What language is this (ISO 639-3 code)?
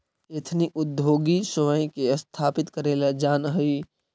mag